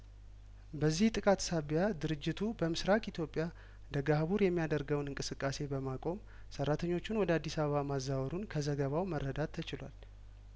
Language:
Amharic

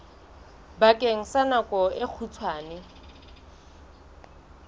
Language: Southern Sotho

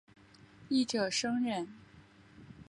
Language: Chinese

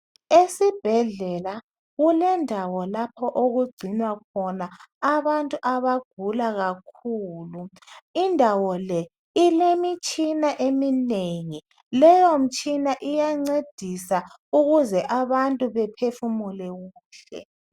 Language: North Ndebele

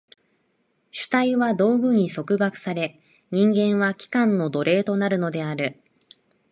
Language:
Japanese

